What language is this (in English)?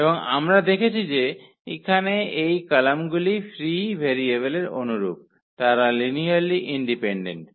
Bangla